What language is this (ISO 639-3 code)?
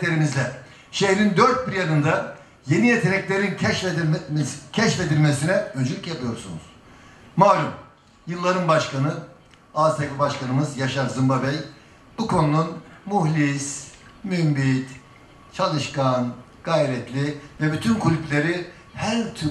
tur